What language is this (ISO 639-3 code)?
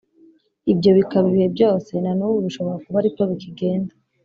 kin